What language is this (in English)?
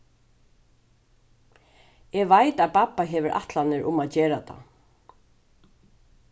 Faroese